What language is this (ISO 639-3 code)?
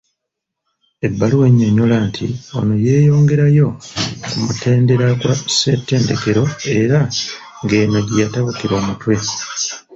lug